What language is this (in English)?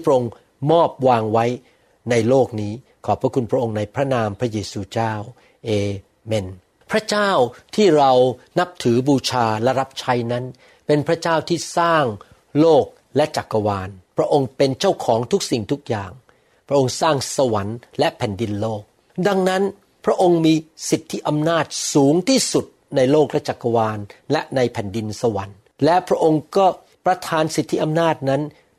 Thai